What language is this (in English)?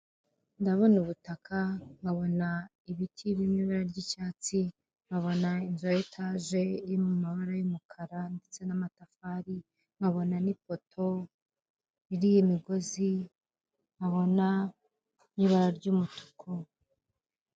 Kinyarwanda